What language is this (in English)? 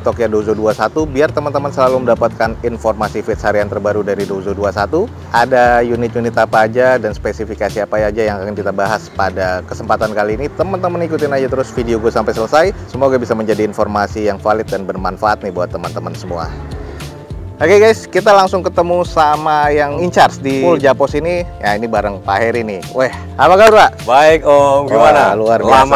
Indonesian